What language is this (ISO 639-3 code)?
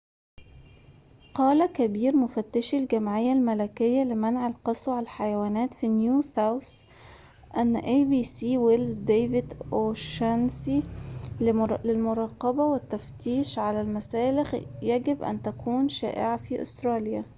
ara